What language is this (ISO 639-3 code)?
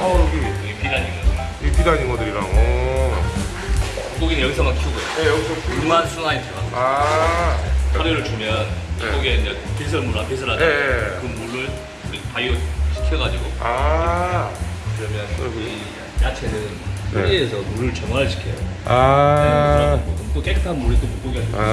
kor